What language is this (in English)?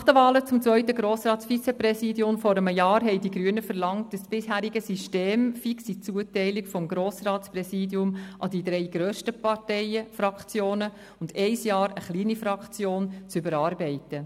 Swiss German